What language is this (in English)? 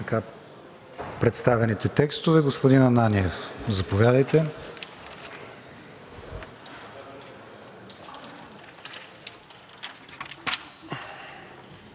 Bulgarian